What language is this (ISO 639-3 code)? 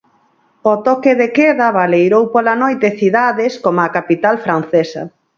glg